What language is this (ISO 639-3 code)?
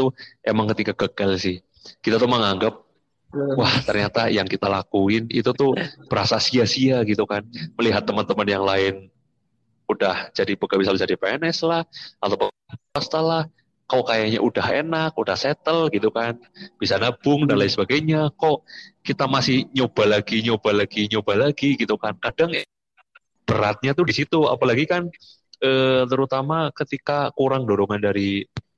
ind